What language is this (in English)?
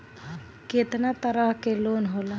Bhojpuri